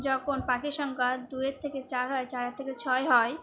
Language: Bangla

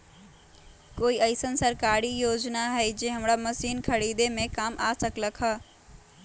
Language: Magahi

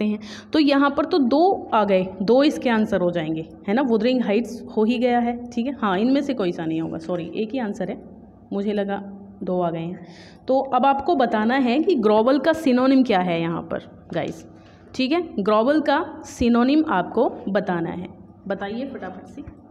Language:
Hindi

